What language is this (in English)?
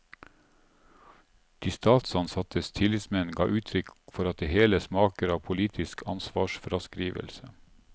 Norwegian